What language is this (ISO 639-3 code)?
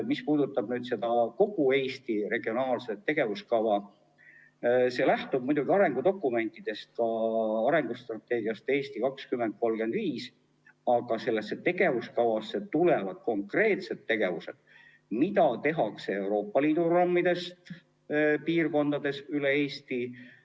est